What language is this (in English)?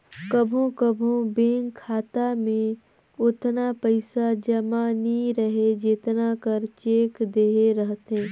Chhattisgarhi